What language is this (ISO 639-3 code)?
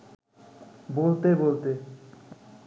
ben